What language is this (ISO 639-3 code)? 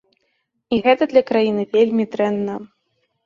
bel